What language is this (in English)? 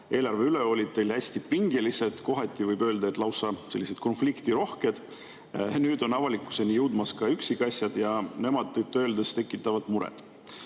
Estonian